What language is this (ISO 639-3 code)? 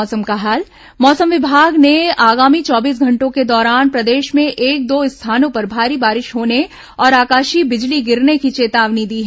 hin